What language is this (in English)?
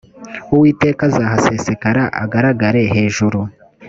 Kinyarwanda